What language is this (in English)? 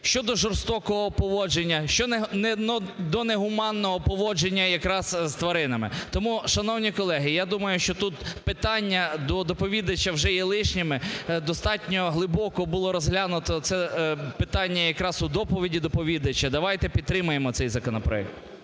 Ukrainian